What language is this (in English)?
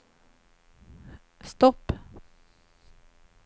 Swedish